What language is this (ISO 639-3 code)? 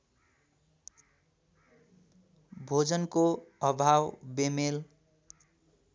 nep